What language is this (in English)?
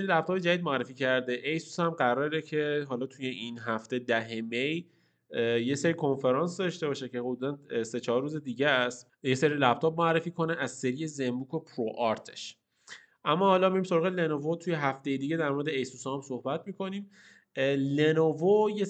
Persian